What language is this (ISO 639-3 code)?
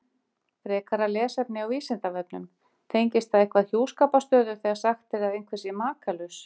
isl